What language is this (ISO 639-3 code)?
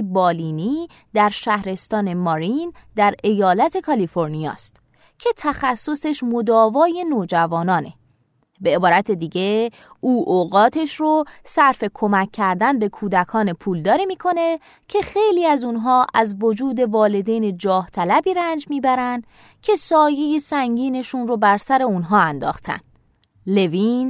fas